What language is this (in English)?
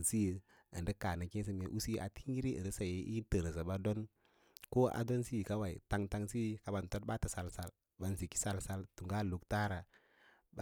Lala-Roba